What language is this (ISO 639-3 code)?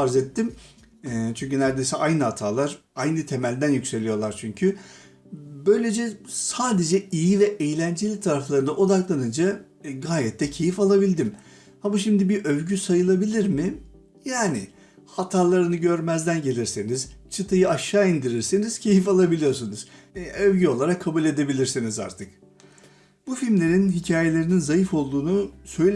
tur